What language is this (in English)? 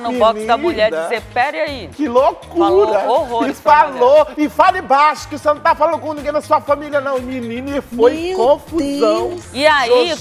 Portuguese